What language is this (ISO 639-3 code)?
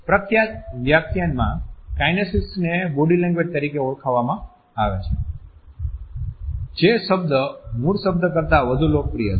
guj